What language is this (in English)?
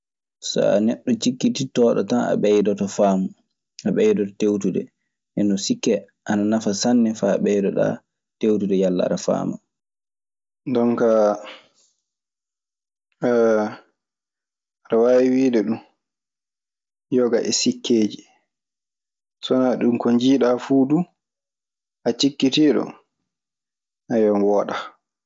Maasina Fulfulde